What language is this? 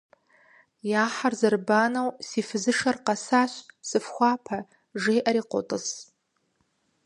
Kabardian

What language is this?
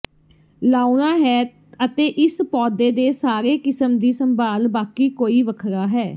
Punjabi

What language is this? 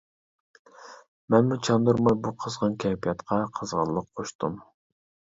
Uyghur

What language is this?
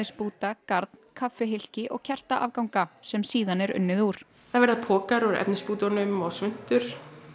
Icelandic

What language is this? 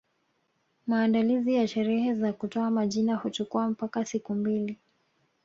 Swahili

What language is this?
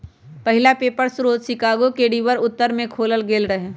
Magahi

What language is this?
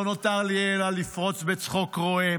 Hebrew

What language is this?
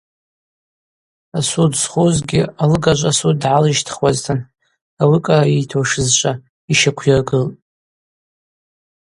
Abaza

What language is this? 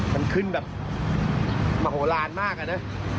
Thai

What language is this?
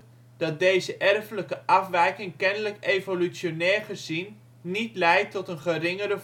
Dutch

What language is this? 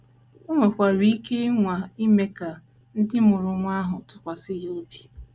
Igbo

